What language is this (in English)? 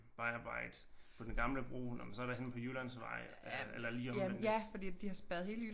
Danish